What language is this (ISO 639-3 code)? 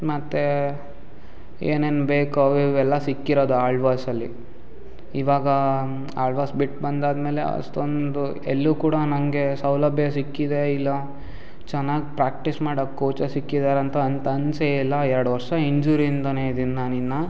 kan